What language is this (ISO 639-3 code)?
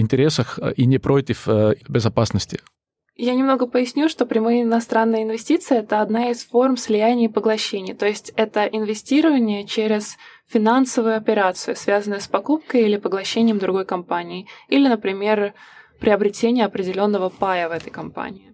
rus